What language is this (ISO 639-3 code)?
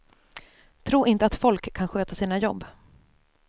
swe